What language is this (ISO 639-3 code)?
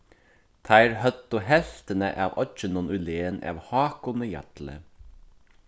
fao